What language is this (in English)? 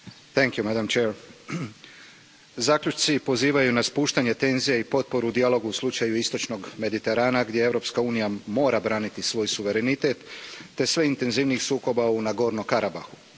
Croatian